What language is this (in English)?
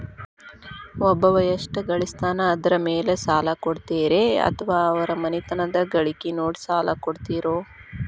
Kannada